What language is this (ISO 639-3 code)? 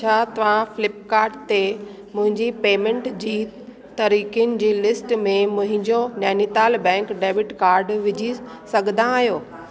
snd